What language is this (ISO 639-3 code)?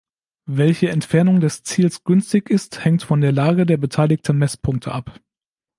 deu